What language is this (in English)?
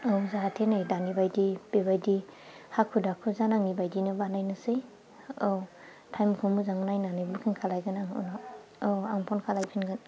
Bodo